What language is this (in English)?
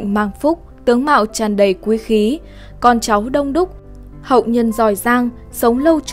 Vietnamese